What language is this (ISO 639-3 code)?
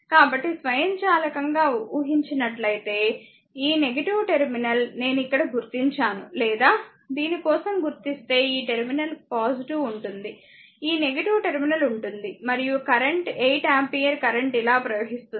tel